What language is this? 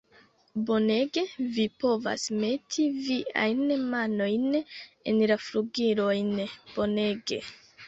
Esperanto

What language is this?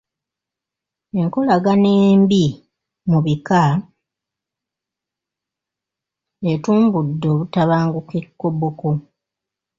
Ganda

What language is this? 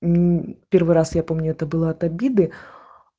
Russian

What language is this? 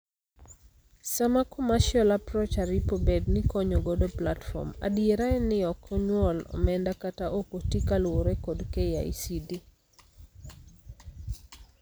Luo (Kenya and Tanzania)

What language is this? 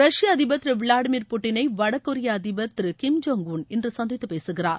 Tamil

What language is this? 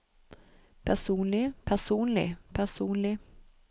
Norwegian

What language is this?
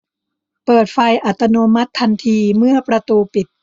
Thai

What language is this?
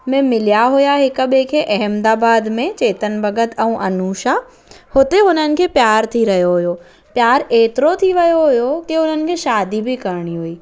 Sindhi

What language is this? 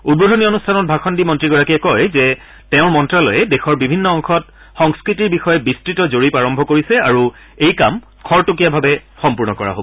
Assamese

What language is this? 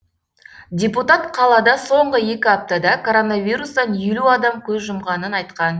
Kazakh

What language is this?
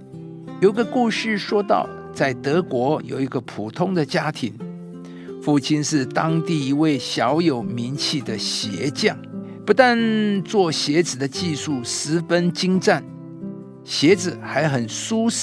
Chinese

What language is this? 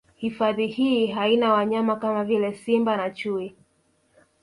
Swahili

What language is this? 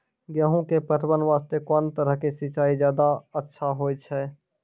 Maithili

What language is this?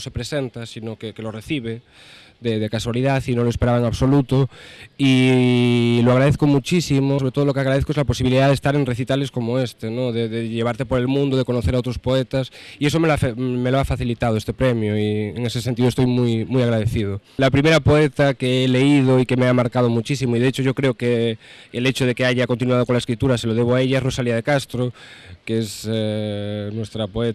Spanish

